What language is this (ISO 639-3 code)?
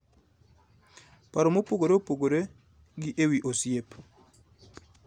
luo